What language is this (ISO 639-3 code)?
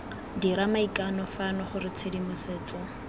tsn